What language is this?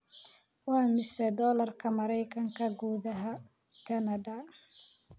Somali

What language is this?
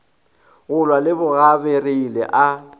Northern Sotho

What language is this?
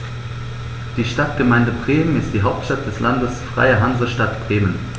German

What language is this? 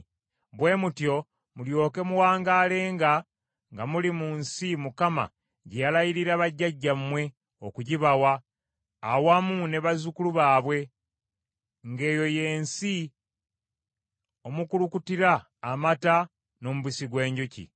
Ganda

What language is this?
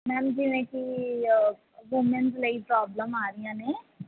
Punjabi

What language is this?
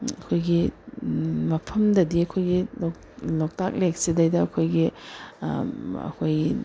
Manipuri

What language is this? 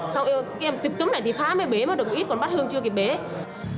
Vietnamese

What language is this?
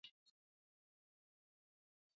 Swahili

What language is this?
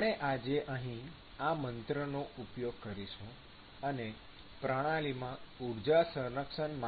Gujarati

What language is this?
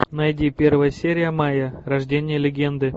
Russian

